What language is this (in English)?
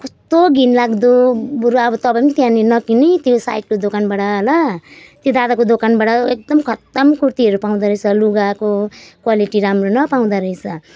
Nepali